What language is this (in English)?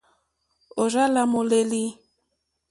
Mokpwe